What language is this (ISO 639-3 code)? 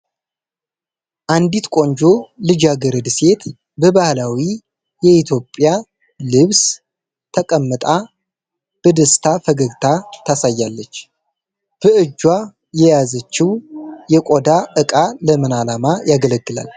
amh